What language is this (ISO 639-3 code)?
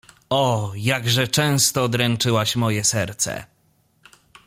pol